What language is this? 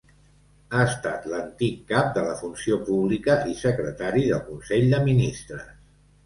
Catalan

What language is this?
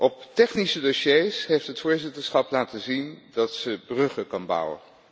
Dutch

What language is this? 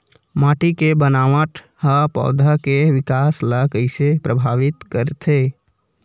Chhattisgarhi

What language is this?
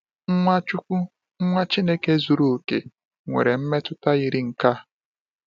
Igbo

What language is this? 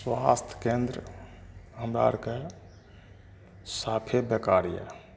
Maithili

